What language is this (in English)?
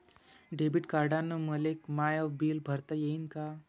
Marathi